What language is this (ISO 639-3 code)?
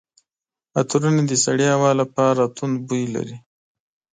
pus